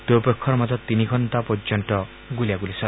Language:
Assamese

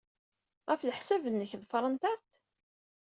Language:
Kabyle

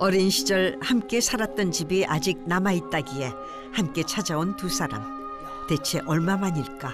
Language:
Korean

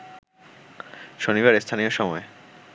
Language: Bangla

